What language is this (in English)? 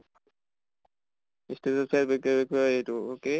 Assamese